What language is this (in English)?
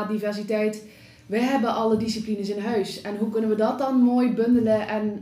Dutch